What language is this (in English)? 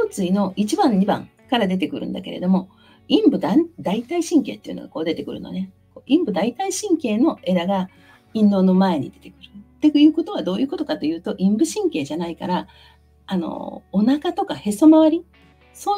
Japanese